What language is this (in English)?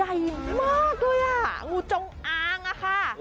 Thai